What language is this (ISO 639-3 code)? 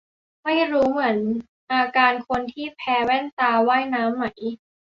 tha